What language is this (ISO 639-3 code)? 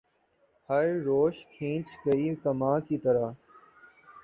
urd